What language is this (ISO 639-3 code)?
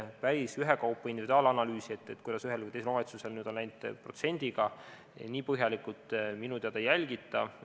est